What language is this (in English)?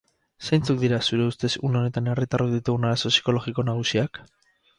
Basque